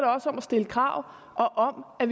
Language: Danish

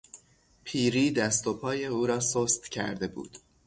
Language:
Persian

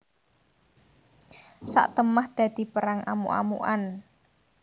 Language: Javanese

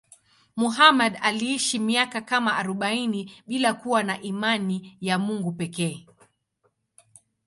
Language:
Swahili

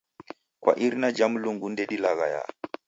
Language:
Taita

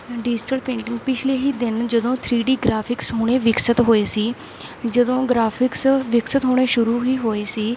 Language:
Punjabi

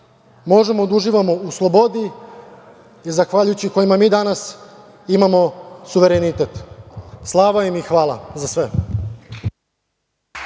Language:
Serbian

